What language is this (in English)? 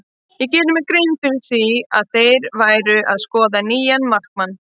Icelandic